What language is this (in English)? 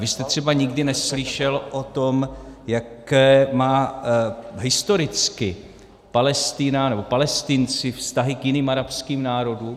Czech